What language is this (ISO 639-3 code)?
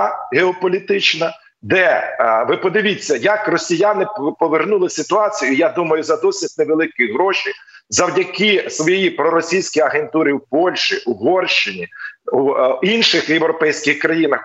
ukr